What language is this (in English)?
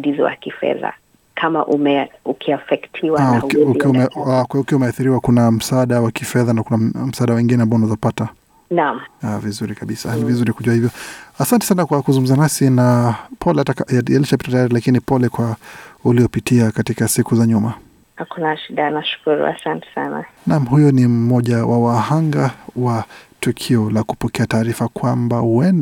Swahili